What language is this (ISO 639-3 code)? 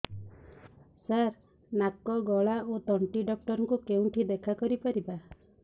ori